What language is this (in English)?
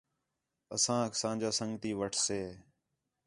Khetrani